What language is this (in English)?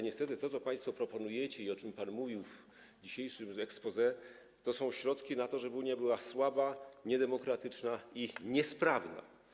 Polish